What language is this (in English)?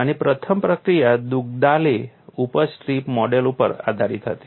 Gujarati